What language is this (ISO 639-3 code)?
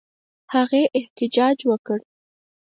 pus